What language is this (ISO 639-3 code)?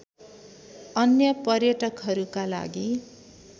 nep